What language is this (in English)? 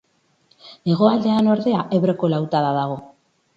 Basque